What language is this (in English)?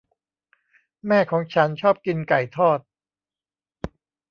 Thai